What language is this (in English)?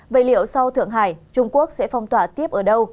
Vietnamese